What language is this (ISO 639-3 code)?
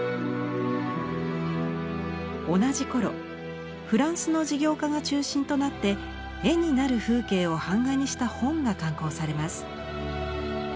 jpn